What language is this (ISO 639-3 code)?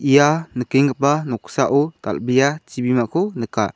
grt